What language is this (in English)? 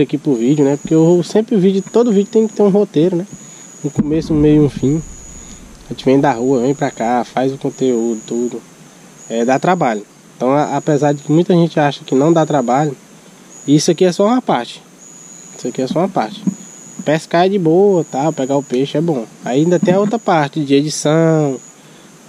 Portuguese